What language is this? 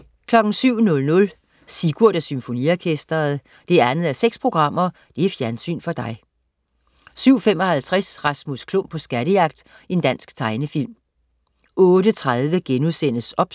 Danish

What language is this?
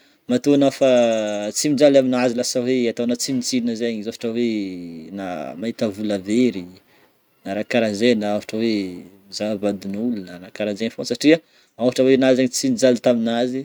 Northern Betsimisaraka Malagasy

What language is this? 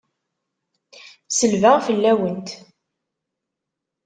Kabyle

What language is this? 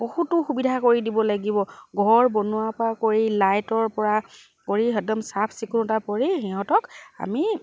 Assamese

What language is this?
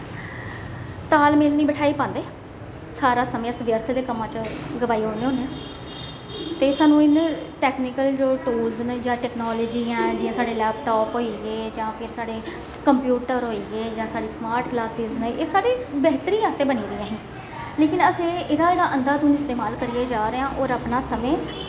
Dogri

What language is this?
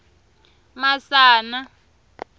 Tsonga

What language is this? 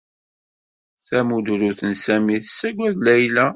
Kabyle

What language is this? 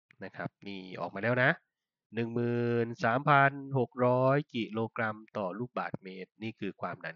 Thai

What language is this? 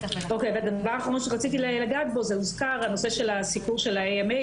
Hebrew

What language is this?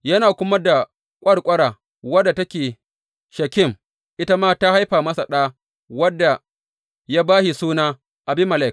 Hausa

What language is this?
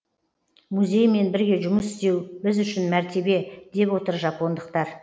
Kazakh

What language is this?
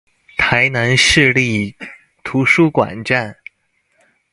Chinese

